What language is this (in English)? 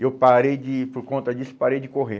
Portuguese